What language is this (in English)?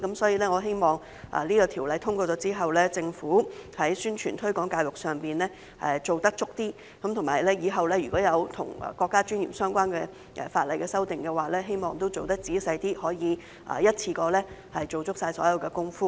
Cantonese